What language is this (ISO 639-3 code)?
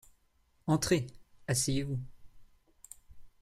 fra